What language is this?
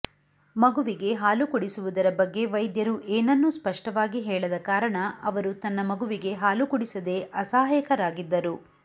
Kannada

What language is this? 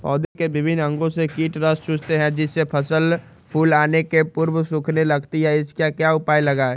Magahi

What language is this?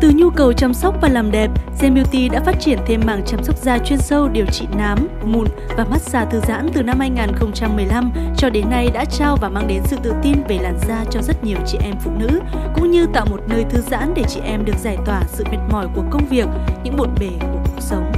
Vietnamese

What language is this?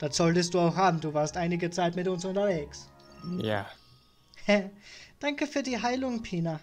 German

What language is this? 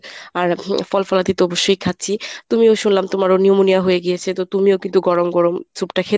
Bangla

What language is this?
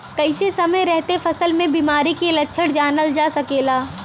Bhojpuri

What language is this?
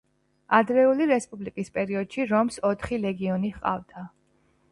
Georgian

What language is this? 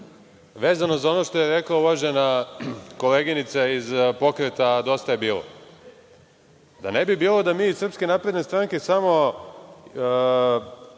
Serbian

